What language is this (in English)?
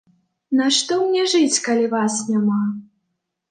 Belarusian